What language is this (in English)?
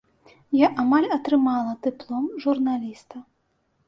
Belarusian